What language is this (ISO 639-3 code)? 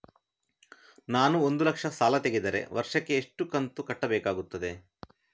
kan